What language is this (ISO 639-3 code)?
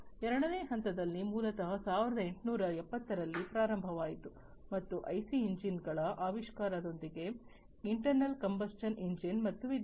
kan